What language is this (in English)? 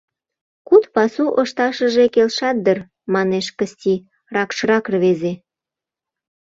Mari